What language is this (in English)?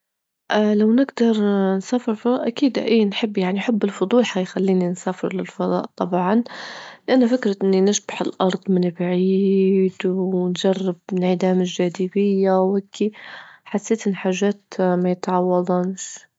Libyan Arabic